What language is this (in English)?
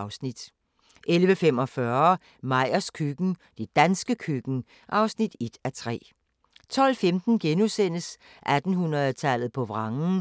Danish